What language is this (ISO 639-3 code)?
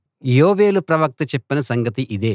tel